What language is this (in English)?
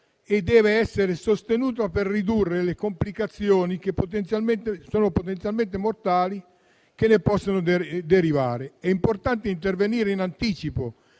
Italian